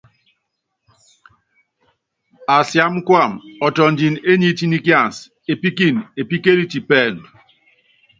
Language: Yangben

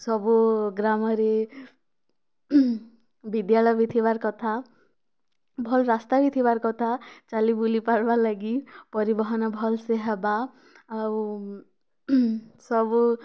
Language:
Odia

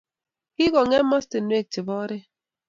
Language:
Kalenjin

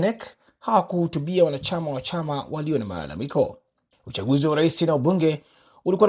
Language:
Swahili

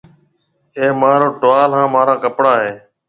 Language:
Marwari (Pakistan)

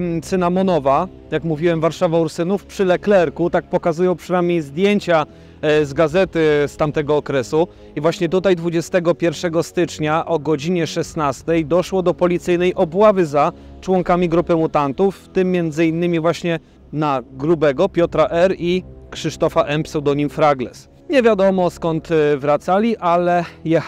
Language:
Polish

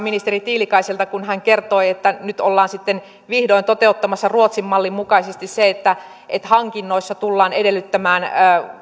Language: Finnish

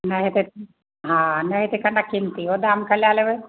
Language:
Maithili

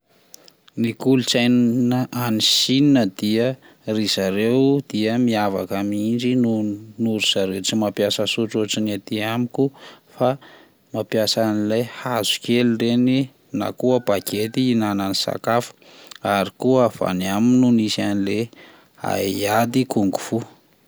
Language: Malagasy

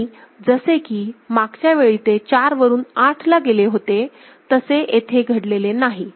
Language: Marathi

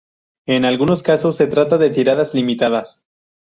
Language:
Spanish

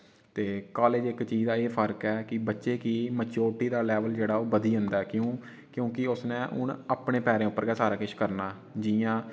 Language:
Dogri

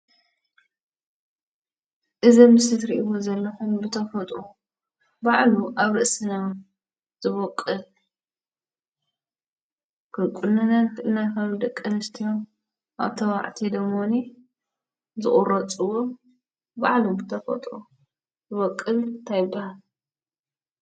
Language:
Tigrinya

